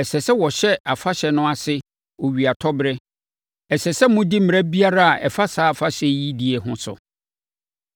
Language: Akan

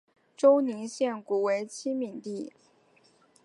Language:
Chinese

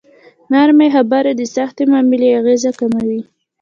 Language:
Pashto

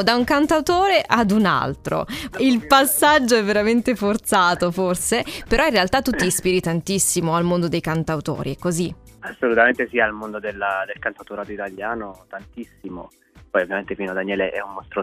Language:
Italian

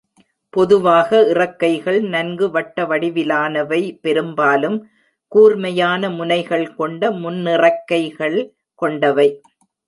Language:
Tamil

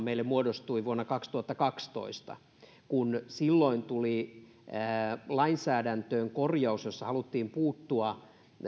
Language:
Finnish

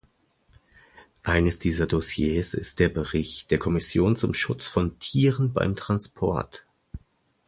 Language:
German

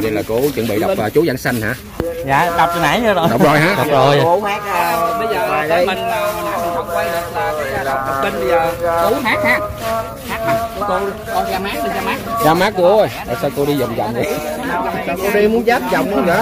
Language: Vietnamese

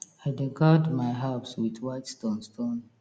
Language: Nigerian Pidgin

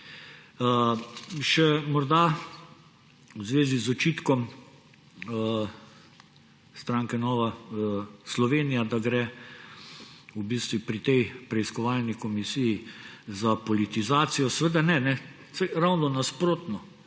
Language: Slovenian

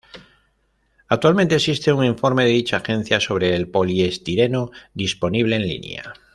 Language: Spanish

